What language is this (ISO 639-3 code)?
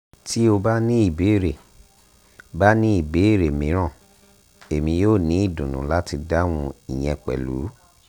yor